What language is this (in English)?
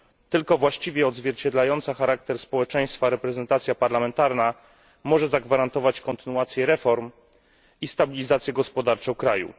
Polish